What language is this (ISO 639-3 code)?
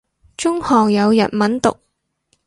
yue